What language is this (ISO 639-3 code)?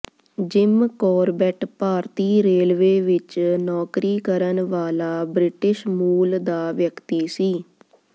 pan